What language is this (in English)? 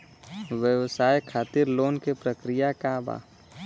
Bhojpuri